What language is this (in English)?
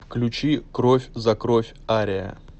Russian